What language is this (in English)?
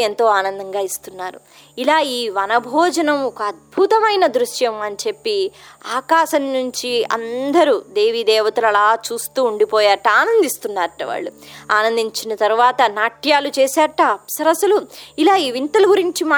Telugu